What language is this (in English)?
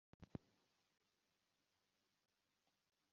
Kinyarwanda